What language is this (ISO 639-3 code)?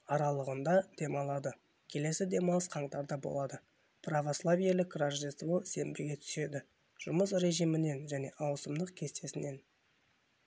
kaz